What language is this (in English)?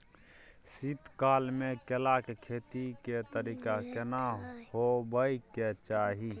Maithili